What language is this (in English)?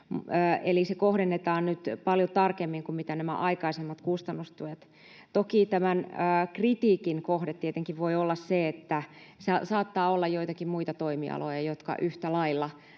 Finnish